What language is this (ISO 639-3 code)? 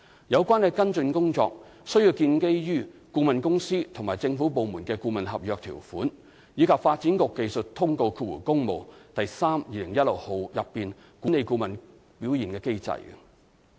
yue